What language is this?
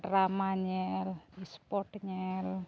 Santali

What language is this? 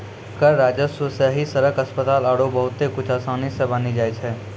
Maithili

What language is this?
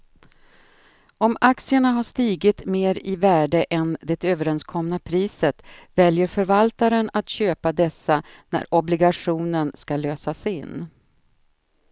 Swedish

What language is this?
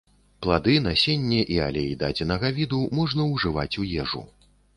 Belarusian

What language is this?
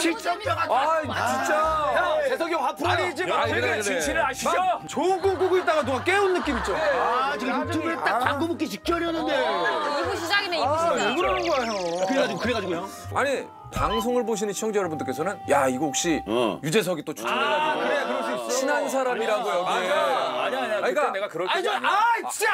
Korean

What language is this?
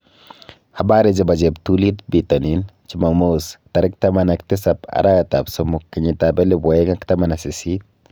Kalenjin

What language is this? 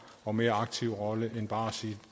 Danish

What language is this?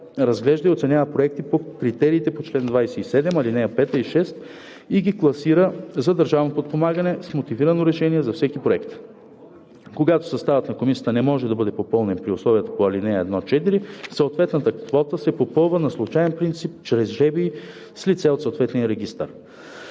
Bulgarian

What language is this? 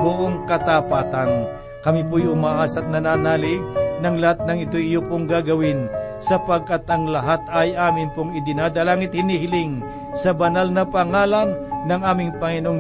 Filipino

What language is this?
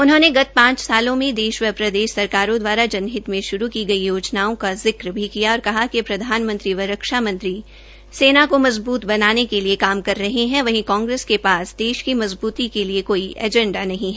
Hindi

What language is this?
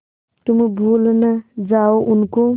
Hindi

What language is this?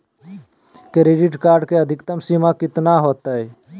Magahi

